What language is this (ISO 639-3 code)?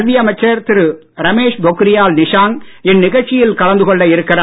tam